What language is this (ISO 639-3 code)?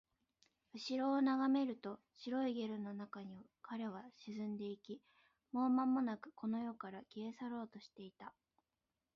jpn